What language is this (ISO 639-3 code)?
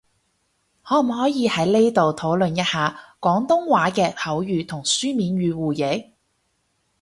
yue